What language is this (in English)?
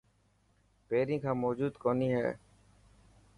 Dhatki